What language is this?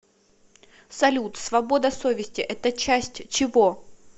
Russian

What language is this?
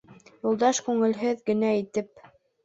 Bashkir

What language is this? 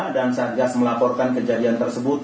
Indonesian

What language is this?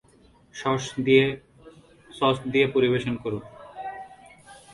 Bangla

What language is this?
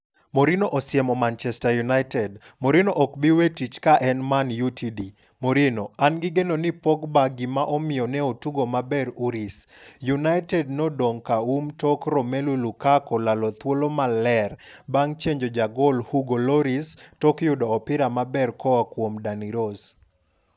Luo (Kenya and Tanzania)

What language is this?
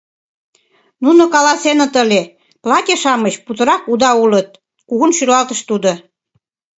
Mari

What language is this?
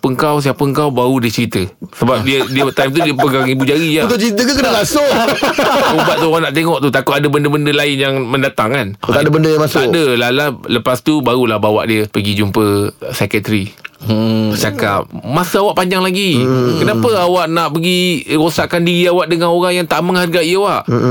Malay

